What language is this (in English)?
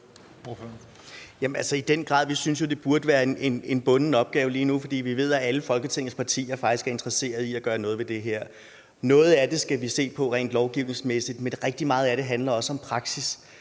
Danish